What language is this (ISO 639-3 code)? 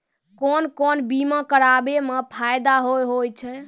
mai